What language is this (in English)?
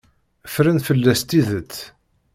Kabyle